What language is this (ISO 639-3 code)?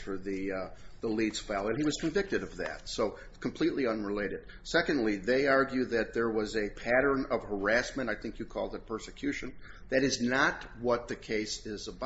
eng